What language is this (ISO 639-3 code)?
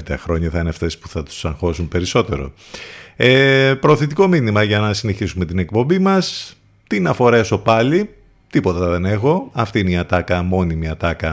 ell